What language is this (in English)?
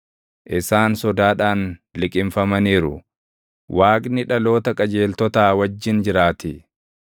Oromo